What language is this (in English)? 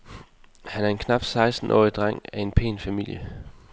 Danish